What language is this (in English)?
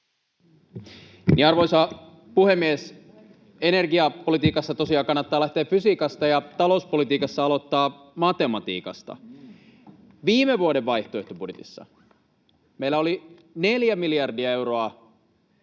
Finnish